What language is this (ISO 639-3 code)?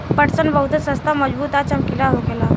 bho